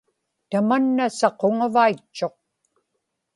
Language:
Inupiaq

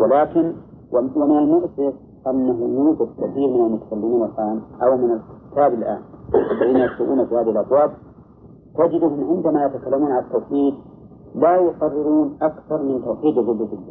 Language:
Arabic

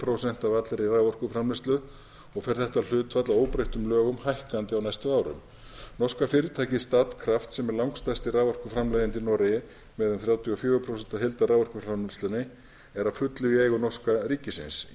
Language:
Icelandic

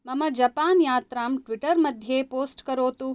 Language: Sanskrit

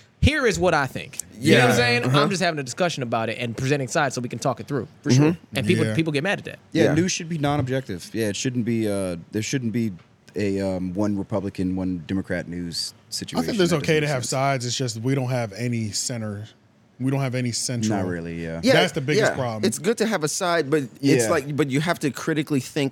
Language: English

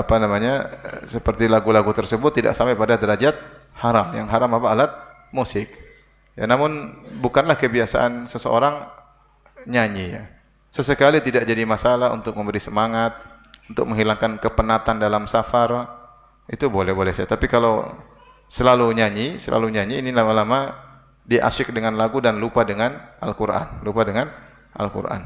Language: Indonesian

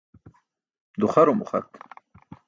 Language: Burushaski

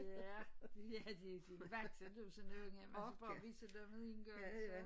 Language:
Danish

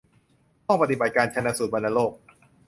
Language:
Thai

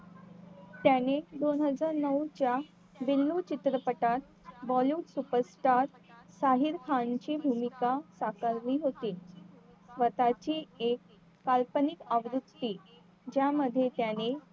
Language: Marathi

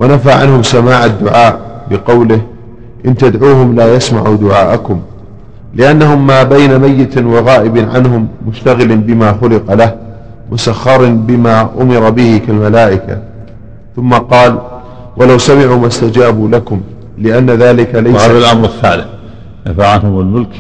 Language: Arabic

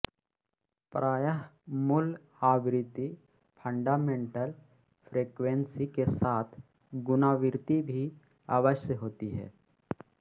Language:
Hindi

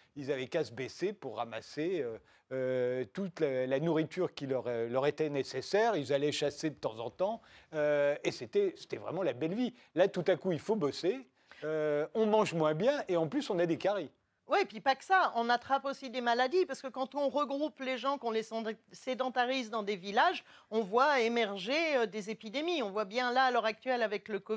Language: French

